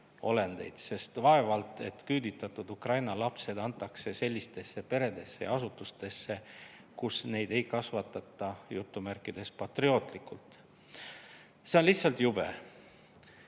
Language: Estonian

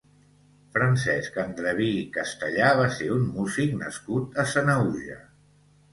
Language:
Catalan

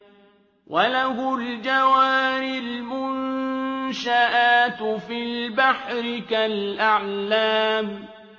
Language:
Arabic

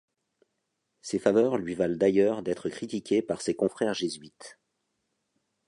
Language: French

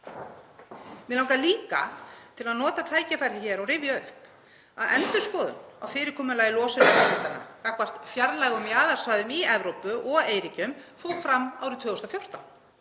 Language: Icelandic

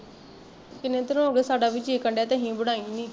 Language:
Punjabi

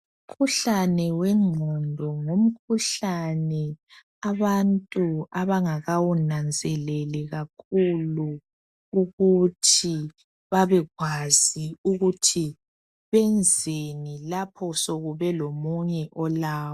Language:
North Ndebele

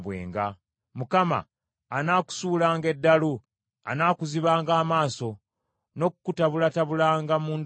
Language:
Ganda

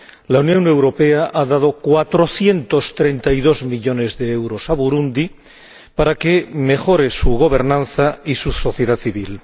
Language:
Spanish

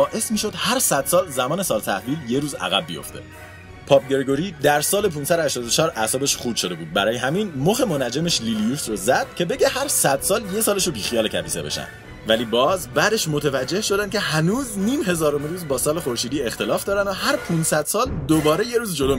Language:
Persian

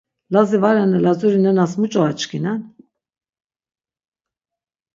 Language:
Laz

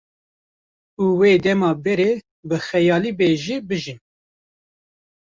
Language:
Kurdish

